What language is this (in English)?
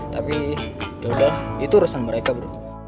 Indonesian